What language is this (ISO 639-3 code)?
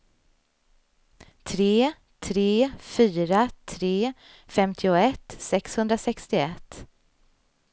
swe